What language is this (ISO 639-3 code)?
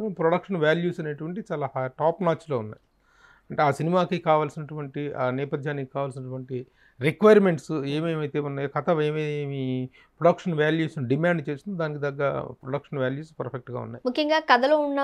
tel